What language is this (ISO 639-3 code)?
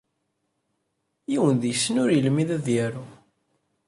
kab